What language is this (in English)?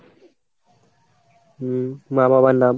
Bangla